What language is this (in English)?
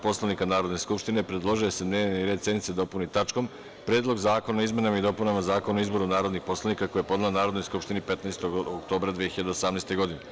Serbian